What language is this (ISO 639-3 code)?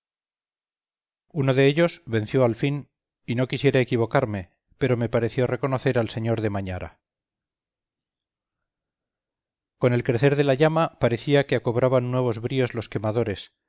spa